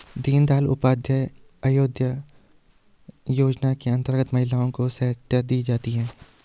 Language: Hindi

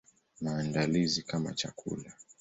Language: Swahili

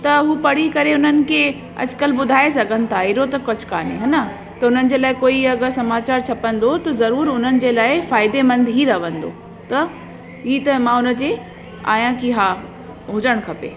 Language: Sindhi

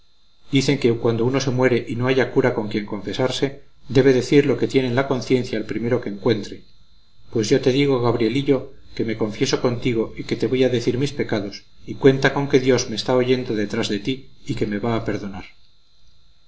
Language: Spanish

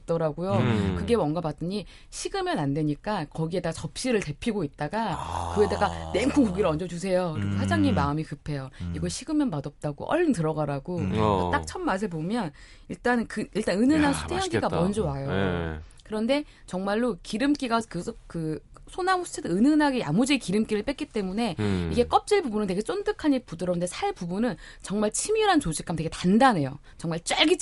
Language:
Korean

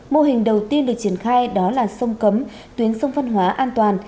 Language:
Vietnamese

